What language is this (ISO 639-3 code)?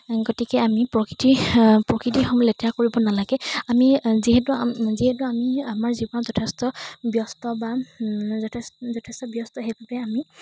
asm